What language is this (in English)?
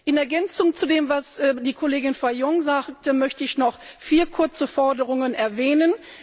German